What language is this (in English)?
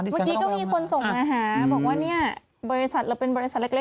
Thai